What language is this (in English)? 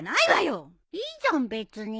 Japanese